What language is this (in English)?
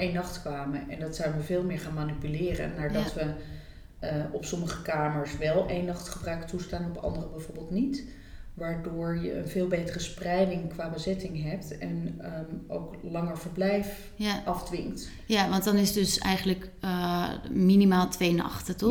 Dutch